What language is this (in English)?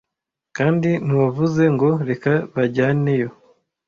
Kinyarwanda